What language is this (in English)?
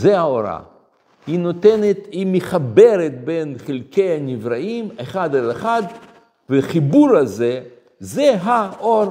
Hebrew